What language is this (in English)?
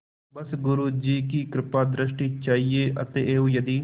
Hindi